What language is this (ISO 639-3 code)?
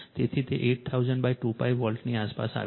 guj